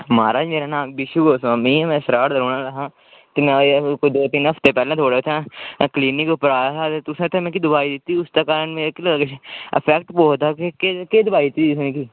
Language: Dogri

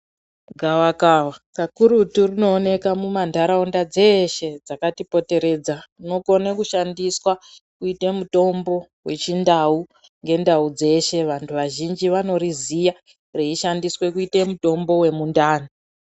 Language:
Ndau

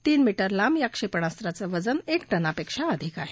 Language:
Marathi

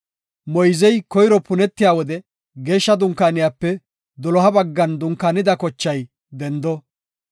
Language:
Gofa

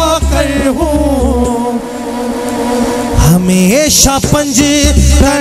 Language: Turkish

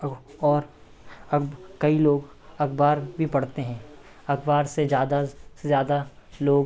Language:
Hindi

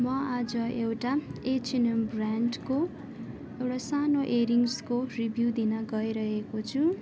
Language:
Nepali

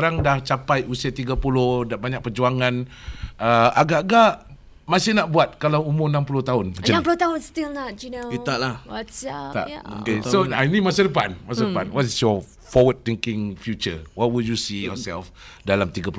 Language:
Malay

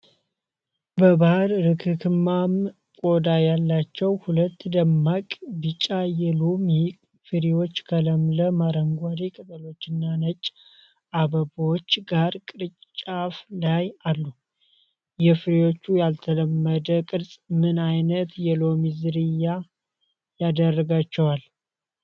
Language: Amharic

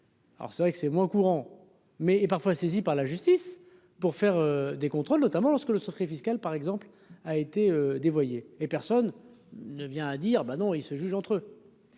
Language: French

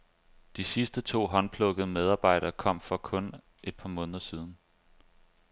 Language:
Danish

